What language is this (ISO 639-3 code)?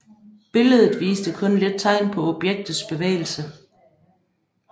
dan